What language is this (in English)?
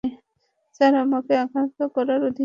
Bangla